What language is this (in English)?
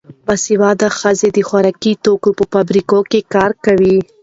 Pashto